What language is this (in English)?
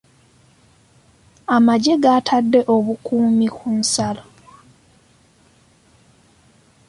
Ganda